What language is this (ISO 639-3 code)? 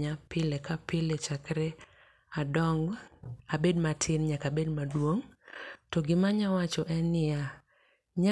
luo